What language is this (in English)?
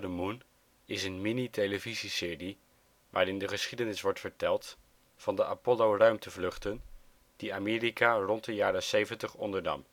Dutch